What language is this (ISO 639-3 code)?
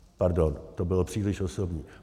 ces